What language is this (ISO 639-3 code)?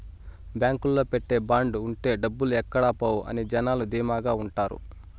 tel